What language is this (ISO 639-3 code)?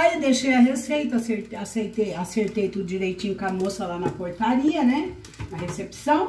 por